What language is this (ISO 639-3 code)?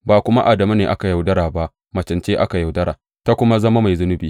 hau